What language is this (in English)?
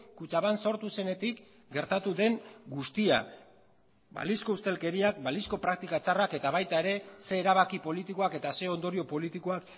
Basque